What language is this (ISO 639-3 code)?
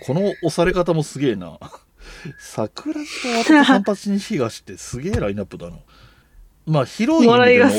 jpn